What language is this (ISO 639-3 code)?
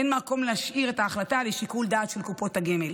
heb